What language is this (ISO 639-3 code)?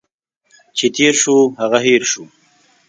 pus